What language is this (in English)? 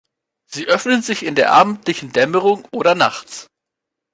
German